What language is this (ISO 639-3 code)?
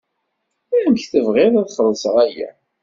kab